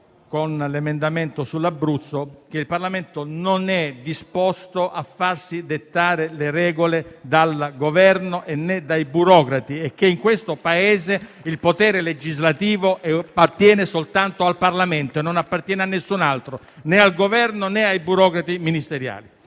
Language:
Italian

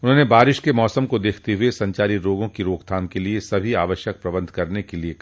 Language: Hindi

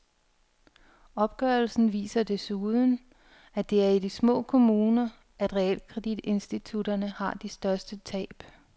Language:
Danish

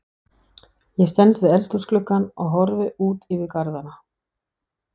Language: Icelandic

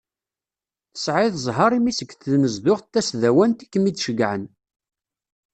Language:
Kabyle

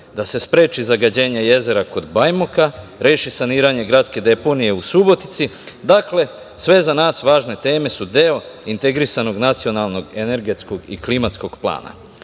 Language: Serbian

